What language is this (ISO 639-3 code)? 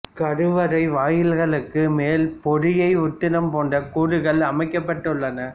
tam